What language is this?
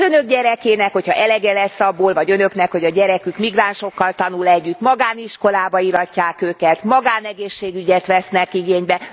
Hungarian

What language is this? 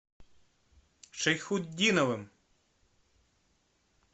Russian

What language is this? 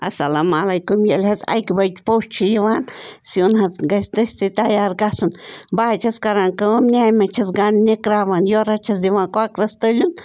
Kashmiri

